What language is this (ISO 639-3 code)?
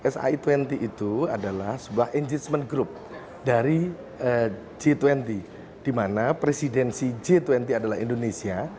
ind